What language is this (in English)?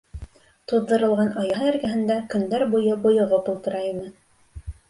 Bashkir